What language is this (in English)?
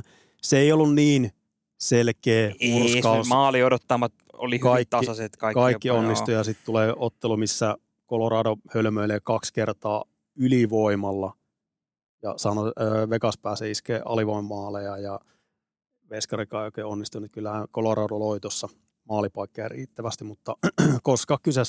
Finnish